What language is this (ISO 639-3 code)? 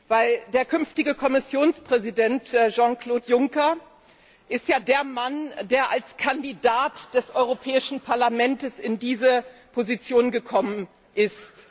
deu